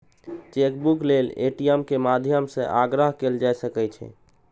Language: Maithili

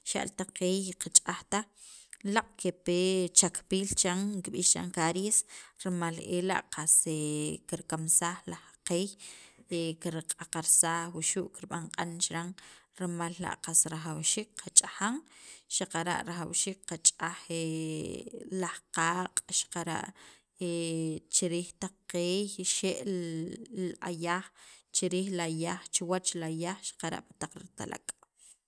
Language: Sacapulteco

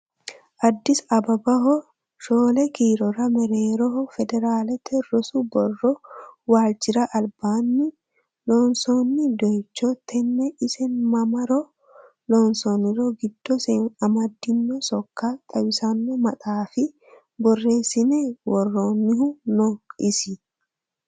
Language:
Sidamo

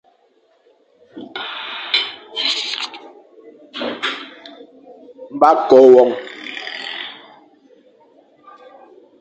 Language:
Fang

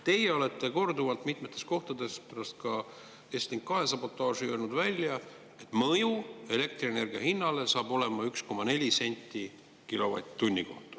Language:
Estonian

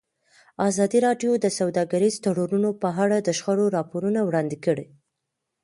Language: Pashto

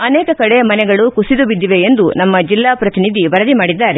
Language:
Kannada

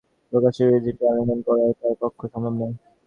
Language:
Bangla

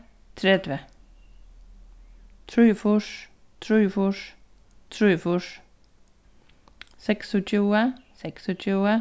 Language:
Faroese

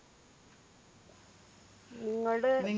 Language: Malayalam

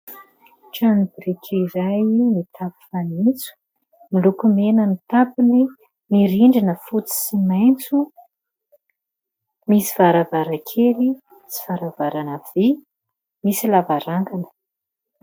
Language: Malagasy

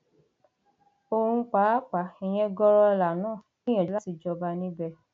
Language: Yoruba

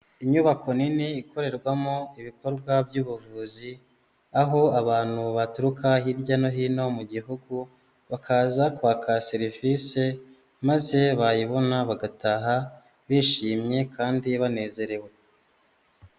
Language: Kinyarwanda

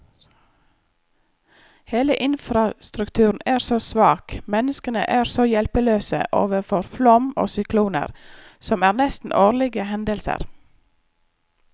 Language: Norwegian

